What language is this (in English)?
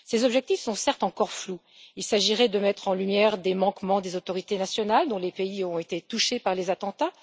French